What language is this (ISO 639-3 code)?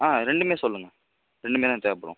tam